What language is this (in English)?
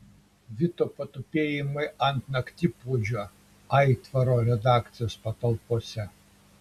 Lithuanian